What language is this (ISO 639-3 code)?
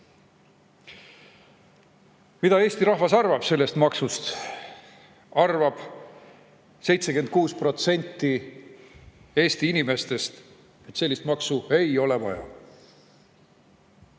est